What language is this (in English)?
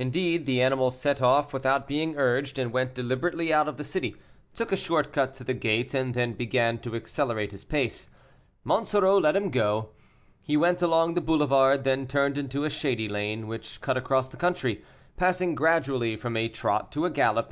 English